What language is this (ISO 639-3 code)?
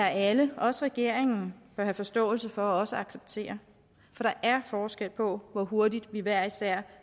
dan